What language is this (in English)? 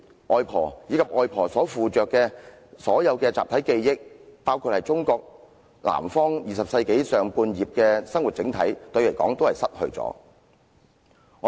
Cantonese